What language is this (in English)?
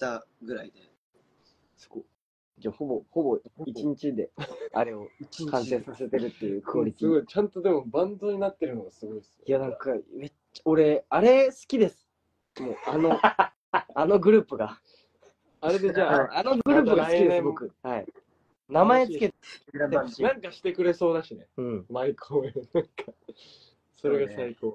Japanese